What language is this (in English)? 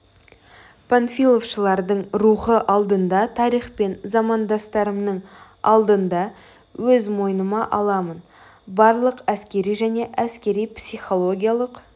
Kazakh